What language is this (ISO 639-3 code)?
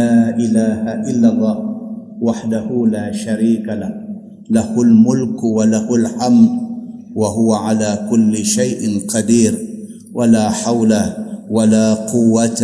msa